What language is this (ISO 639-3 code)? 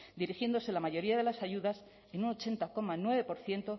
spa